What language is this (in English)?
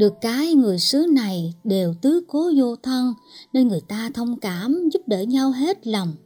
Vietnamese